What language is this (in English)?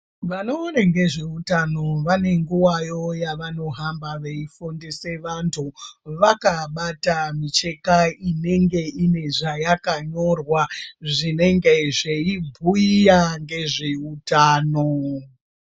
Ndau